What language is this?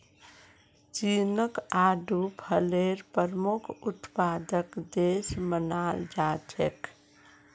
Magahi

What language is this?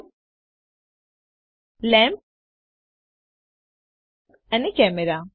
Gujarati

